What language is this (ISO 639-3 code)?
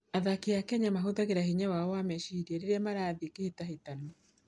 kik